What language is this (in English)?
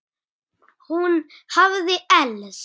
Icelandic